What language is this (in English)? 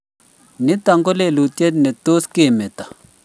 Kalenjin